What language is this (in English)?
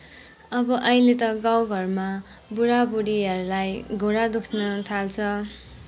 Nepali